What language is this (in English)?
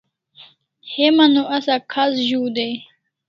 Kalasha